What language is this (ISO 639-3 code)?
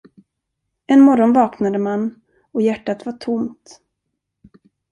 swe